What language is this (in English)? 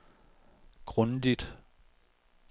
Danish